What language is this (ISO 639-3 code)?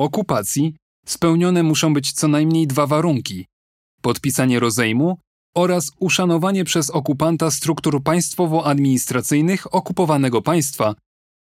pol